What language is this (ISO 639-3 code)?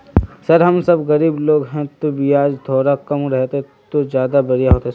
mag